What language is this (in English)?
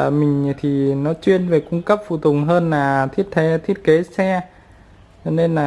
Vietnamese